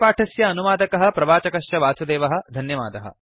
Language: Sanskrit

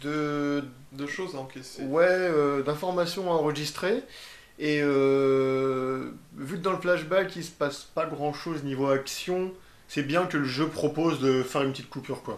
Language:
French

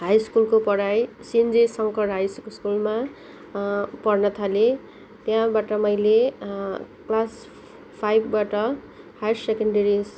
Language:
Nepali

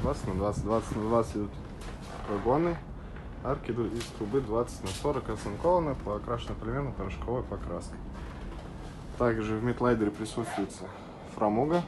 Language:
Russian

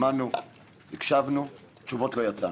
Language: Hebrew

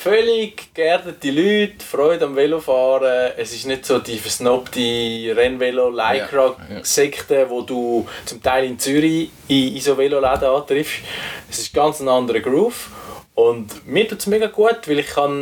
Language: German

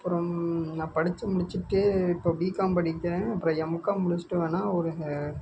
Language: Tamil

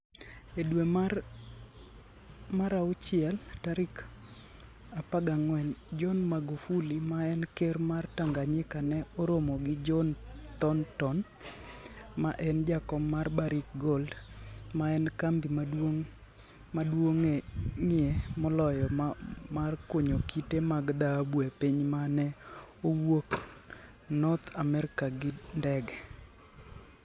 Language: Luo (Kenya and Tanzania)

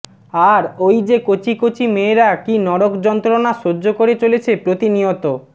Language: Bangla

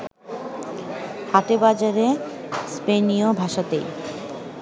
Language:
Bangla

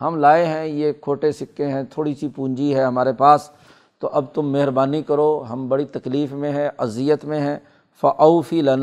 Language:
Urdu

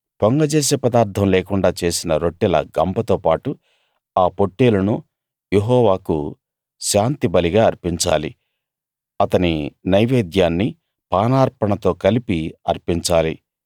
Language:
Telugu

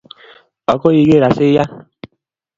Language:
Kalenjin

